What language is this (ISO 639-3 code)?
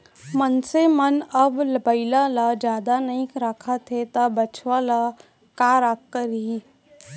hne